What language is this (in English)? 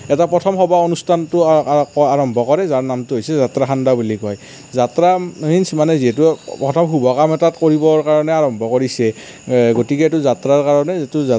Assamese